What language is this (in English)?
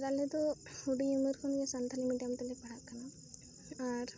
Santali